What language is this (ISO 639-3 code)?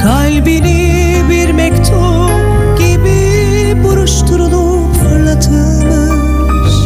tur